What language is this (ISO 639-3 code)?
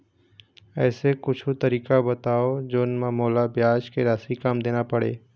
hne